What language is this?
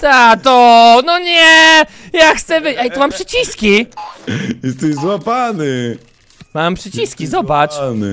Polish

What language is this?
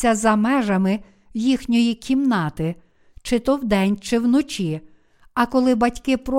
Ukrainian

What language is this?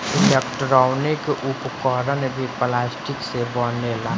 Bhojpuri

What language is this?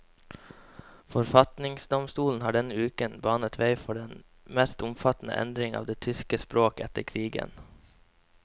Norwegian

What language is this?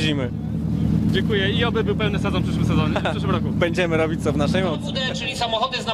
Polish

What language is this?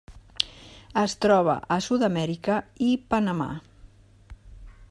Catalan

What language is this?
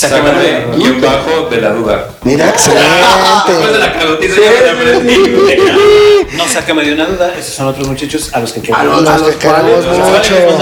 Spanish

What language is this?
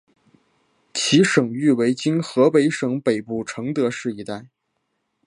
Chinese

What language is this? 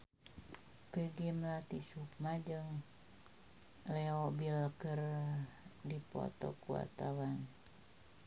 Sundanese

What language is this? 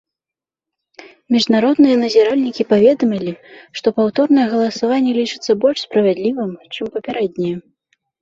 Belarusian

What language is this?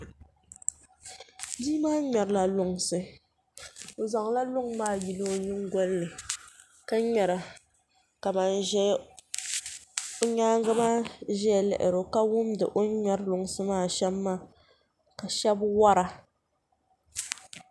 Dagbani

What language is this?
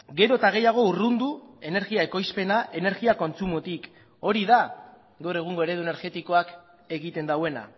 Basque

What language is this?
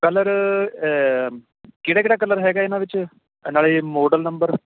Punjabi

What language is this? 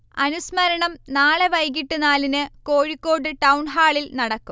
Malayalam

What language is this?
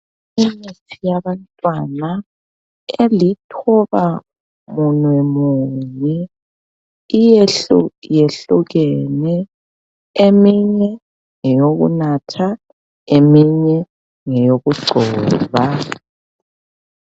North Ndebele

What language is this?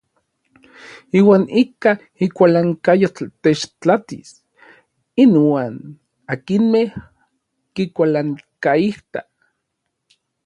Orizaba Nahuatl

